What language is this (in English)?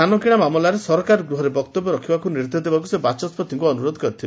Odia